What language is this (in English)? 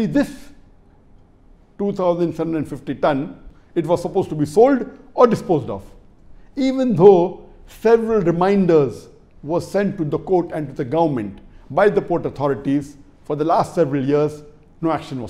English